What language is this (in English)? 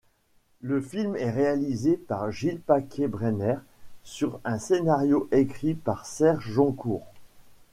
French